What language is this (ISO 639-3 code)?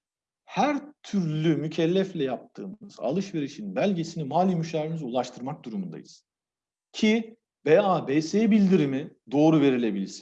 tur